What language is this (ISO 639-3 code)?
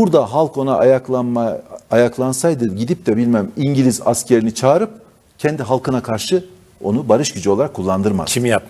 tur